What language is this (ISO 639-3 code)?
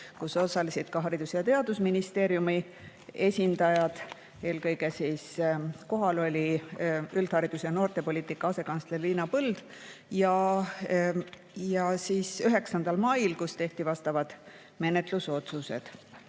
est